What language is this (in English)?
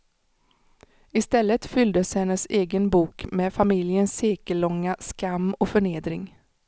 Swedish